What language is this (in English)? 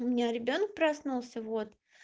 Russian